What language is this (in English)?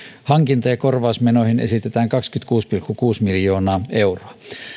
Finnish